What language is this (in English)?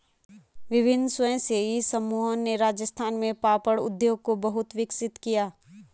Hindi